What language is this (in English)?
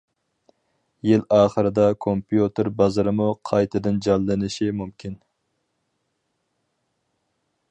Uyghur